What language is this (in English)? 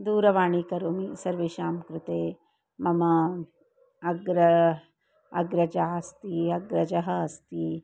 Sanskrit